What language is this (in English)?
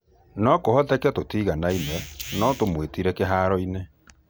Kikuyu